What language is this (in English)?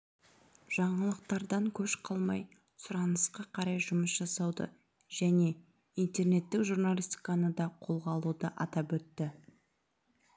Kazakh